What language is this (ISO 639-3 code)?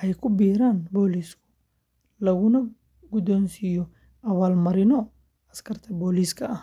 som